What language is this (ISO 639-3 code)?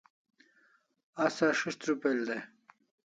kls